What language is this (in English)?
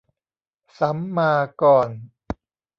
Thai